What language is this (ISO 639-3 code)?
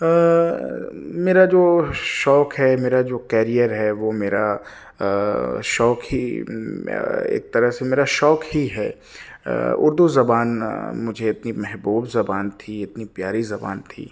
urd